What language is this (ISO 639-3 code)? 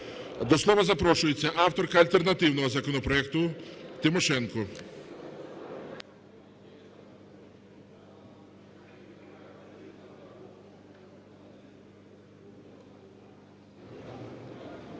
ukr